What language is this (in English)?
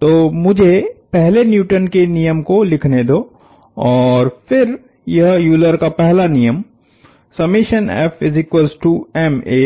Hindi